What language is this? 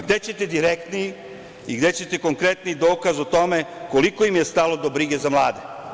Serbian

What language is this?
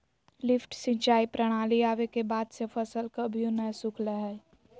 Magahi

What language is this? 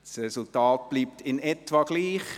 Swiss German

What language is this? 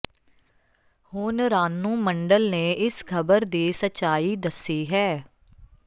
Punjabi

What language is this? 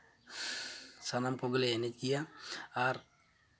Santali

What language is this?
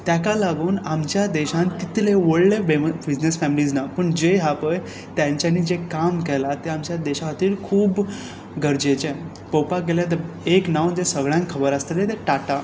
Konkani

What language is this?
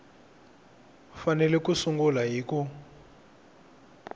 Tsonga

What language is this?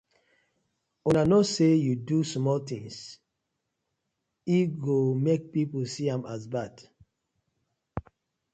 Nigerian Pidgin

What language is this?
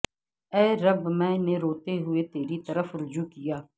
Urdu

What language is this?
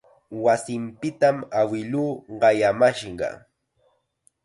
Chiquián Ancash Quechua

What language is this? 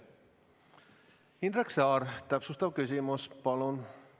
Estonian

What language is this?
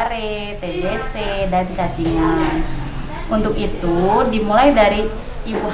Indonesian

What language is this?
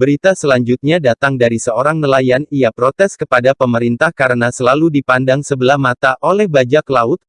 Indonesian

